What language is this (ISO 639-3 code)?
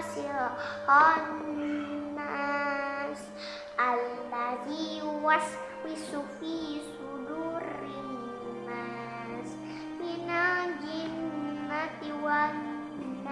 ind